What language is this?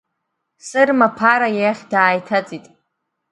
Abkhazian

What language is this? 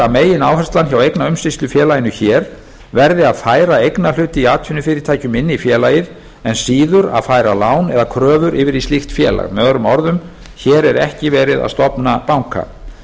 Icelandic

